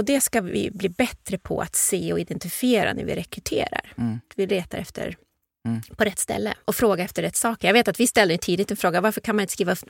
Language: Swedish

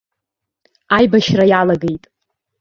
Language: Abkhazian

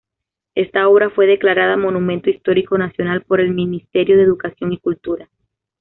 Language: Spanish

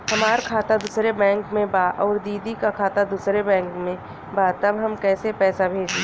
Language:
Bhojpuri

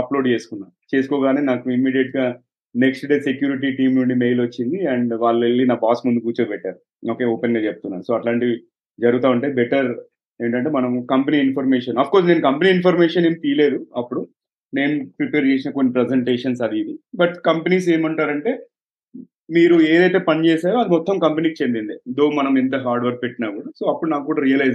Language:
Telugu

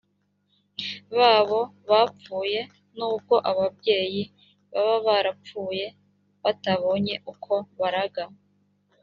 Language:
Kinyarwanda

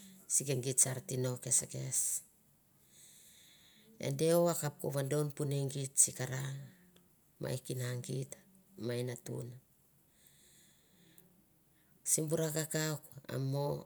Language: Mandara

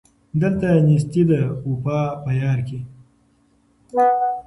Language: Pashto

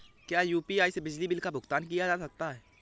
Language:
Hindi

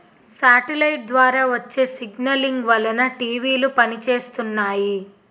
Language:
Telugu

